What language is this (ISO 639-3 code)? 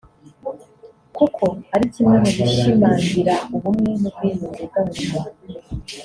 kin